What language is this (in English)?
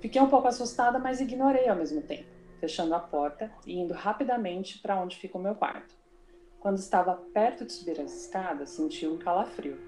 Portuguese